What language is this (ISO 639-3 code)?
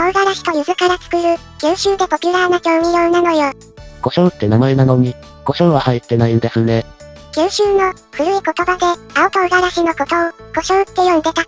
jpn